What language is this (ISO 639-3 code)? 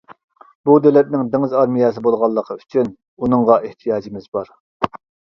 uig